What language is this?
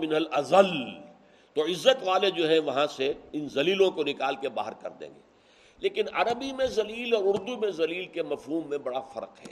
Urdu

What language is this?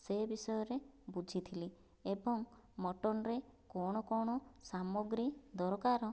Odia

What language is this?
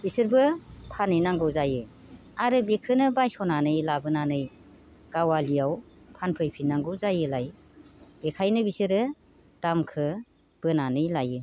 Bodo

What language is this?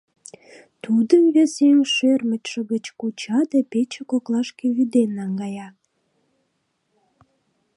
Mari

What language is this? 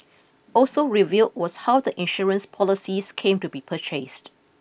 English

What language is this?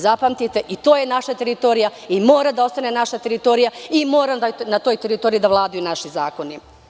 Serbian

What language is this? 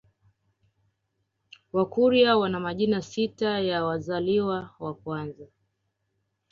Swahili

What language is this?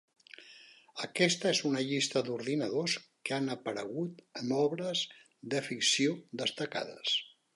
Catalan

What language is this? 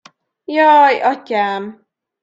Hungarian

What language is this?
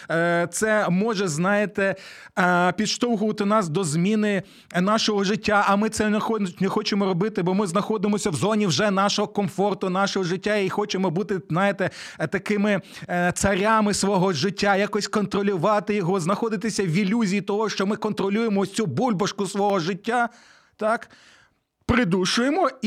Ukrainian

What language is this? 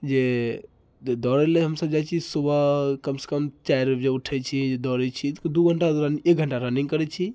Maithili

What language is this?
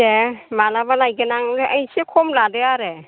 Bodo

